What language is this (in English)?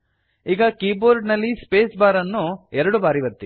Kannada